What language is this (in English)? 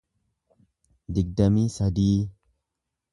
Oromo